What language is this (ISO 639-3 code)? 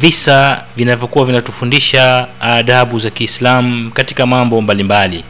swa